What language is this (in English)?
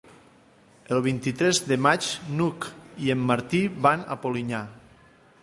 Catalan